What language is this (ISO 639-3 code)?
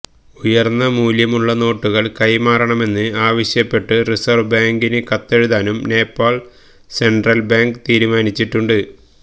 mal